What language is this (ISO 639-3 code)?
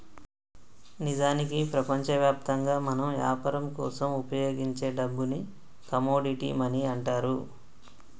tel